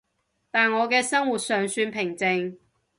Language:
Cantonese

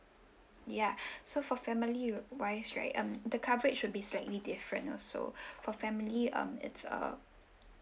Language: English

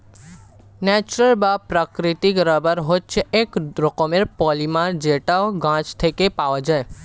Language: Bangla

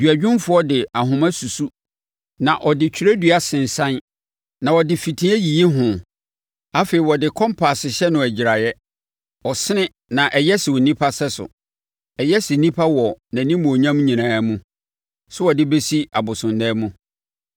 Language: Akan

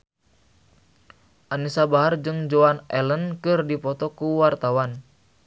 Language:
Sundanese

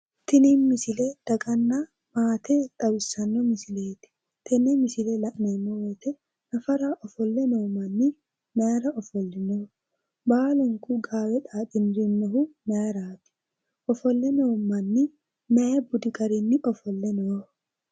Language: Sidamo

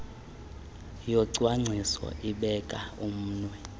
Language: Xhosa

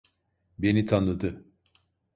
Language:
Turkish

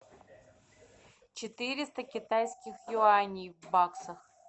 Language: Russian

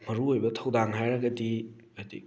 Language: Manipuri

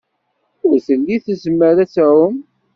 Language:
Kabyle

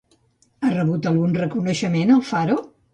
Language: Catalan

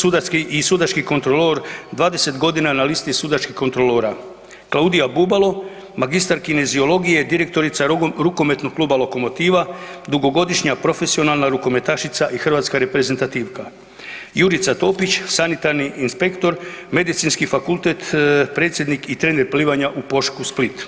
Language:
Croatian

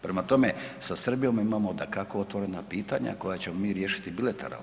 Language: Croatian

